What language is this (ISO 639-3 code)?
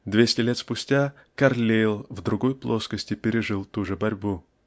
rus